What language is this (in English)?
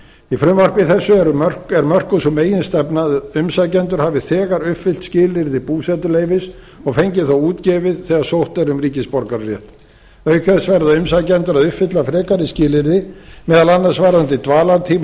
Icelandic